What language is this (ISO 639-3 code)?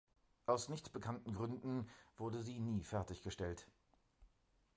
deu